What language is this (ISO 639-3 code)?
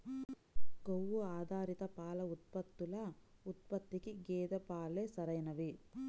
tel